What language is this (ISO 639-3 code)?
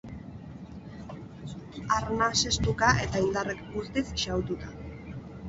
eus